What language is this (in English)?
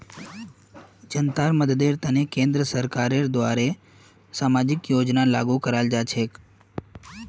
Magahi